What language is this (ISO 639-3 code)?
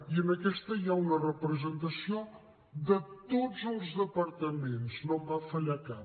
cat